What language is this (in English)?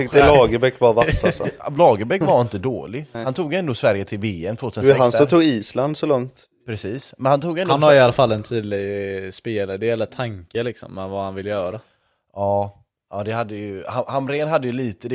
Swedish